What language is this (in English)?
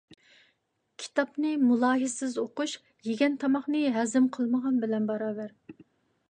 Uyghur